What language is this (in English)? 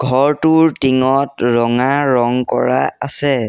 Assamese